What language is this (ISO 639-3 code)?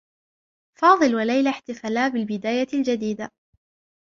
ara